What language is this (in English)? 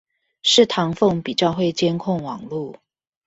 Chinese